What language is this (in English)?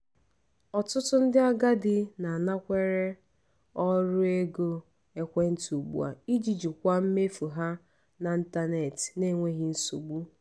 Igbo